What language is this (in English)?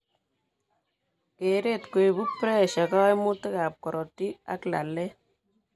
Kalenjin